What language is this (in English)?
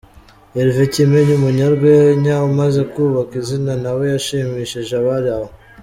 Kinyarwanda